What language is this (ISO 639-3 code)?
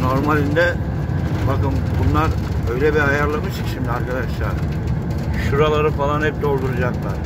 tur